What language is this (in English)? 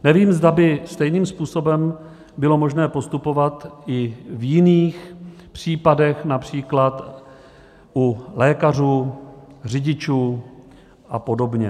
Czech